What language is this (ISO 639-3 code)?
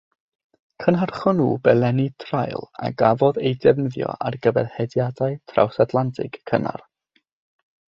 cym